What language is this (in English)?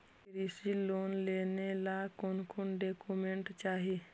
Magahi